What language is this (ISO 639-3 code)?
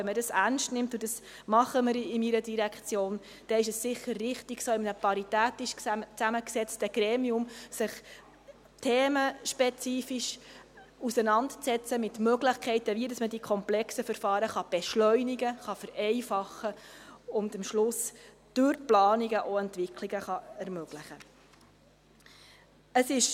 gsw